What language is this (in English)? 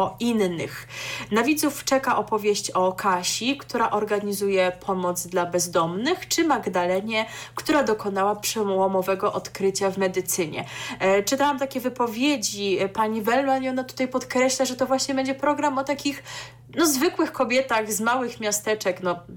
Polish